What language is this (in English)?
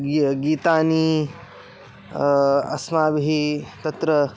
Sanskrit